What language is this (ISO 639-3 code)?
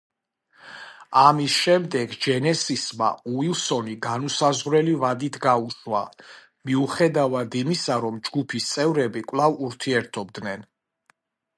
kat